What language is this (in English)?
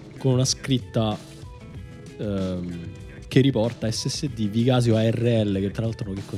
Italian